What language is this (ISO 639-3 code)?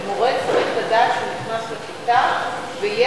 heb